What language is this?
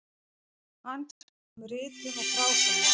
Icelandic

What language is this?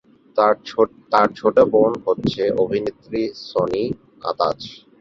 Bangla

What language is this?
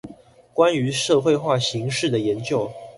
Chinese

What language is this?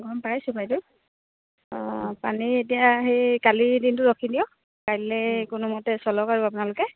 Assamese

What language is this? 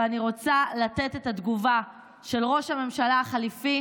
Hebrew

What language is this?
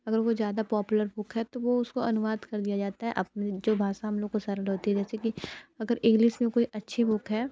Hindi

